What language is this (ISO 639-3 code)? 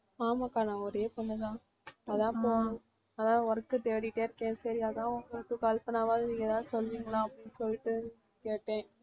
tam